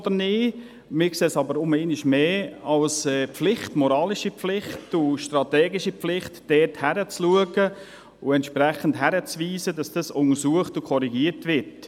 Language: Swiss German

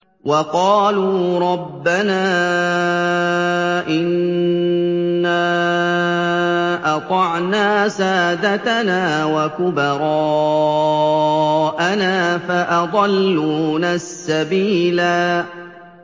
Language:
Arabic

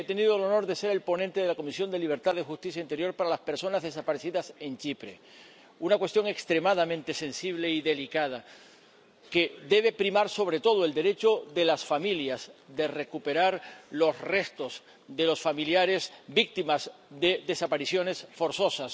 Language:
Spanish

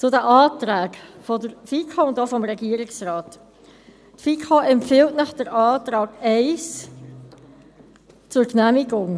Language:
Swiss German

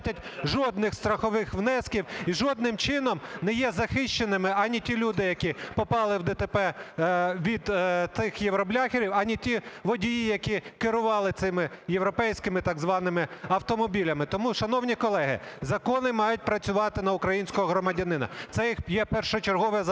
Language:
Ukrainian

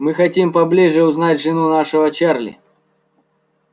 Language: Russian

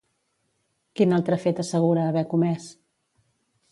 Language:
Catalan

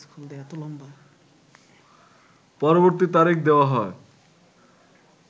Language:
Bangla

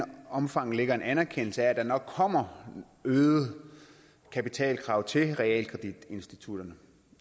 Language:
Danish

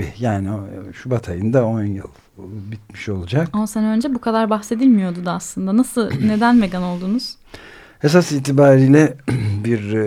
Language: Turkish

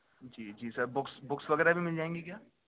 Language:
Urdu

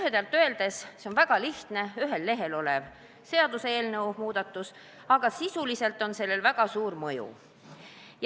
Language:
Estonian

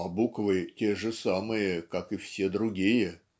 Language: Russian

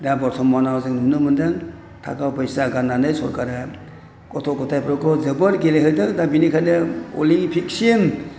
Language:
Bodo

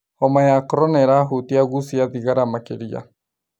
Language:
Kikuyu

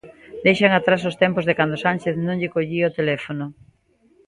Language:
Galician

